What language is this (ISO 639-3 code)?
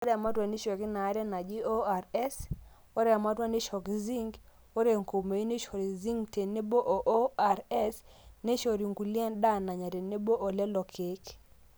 mas